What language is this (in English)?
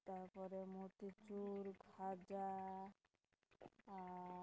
Santali